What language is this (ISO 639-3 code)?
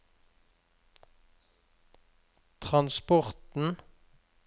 nor